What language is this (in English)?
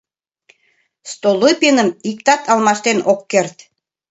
Mari